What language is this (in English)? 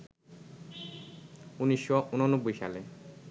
Bangla